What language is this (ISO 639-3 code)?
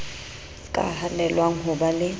sot